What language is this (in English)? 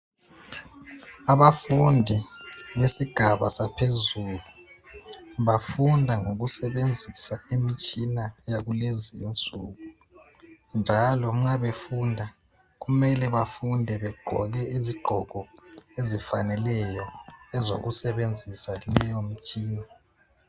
North Ndebele